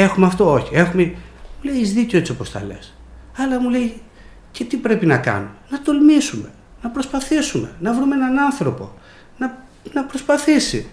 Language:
Greek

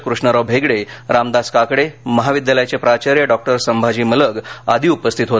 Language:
Marathi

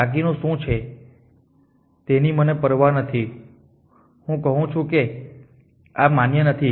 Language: Gujarati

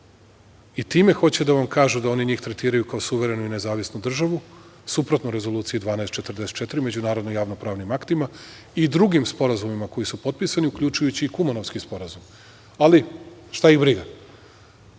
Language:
Serbian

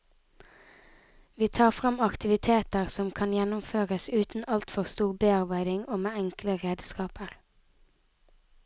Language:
Norwegian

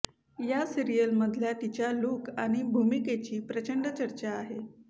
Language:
Marathi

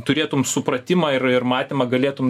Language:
Lithuanian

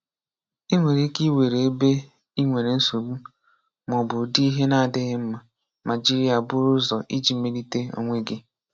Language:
Igbo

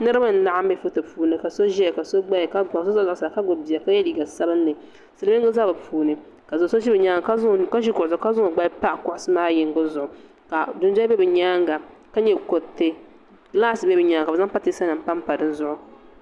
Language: Dagbani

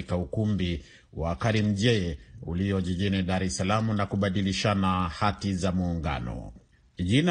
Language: Swahili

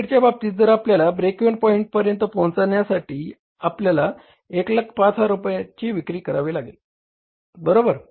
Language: Marathi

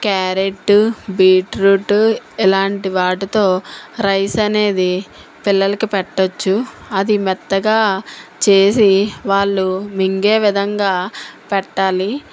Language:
Telugu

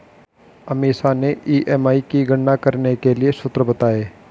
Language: Hindi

